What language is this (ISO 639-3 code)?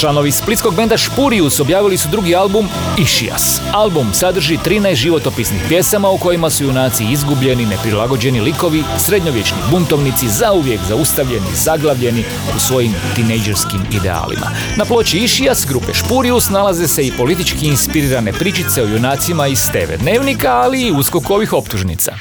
hrv